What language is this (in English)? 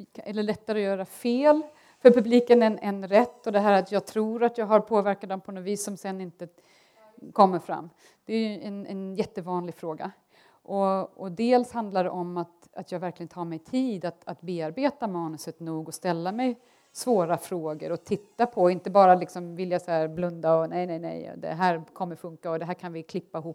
Swedish